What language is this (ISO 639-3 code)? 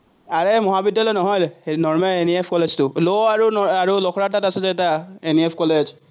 asm